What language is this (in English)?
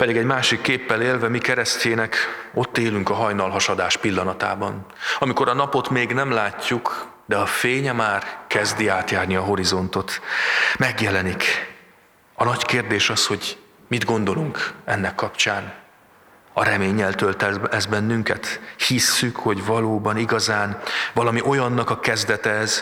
Hungarian